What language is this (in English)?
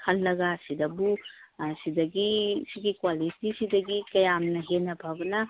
Manipuri